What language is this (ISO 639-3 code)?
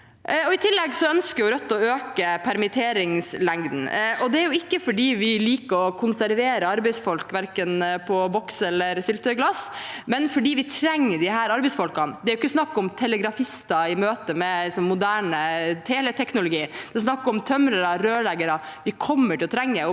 nor